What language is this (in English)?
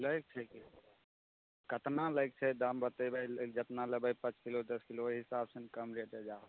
Maithili